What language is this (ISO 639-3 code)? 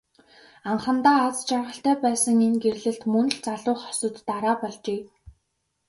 mon